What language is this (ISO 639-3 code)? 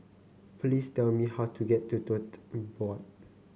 eng